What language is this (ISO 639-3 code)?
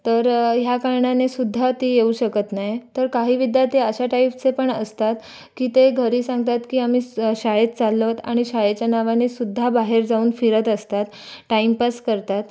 mar